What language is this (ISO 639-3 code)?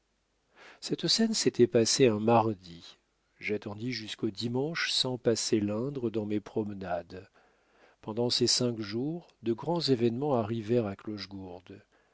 fra